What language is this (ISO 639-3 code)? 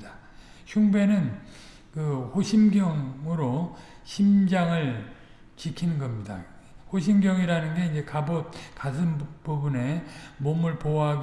kor